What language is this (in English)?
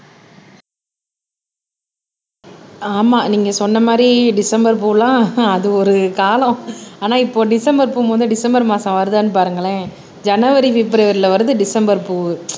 Tamil